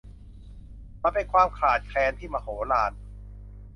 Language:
Thai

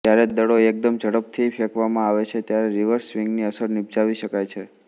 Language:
Gujarati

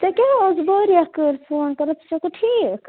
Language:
Kashmiri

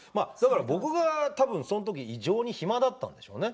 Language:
Japanese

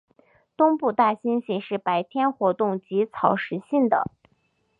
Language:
Chinese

